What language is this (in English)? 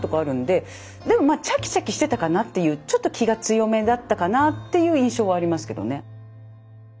Japanese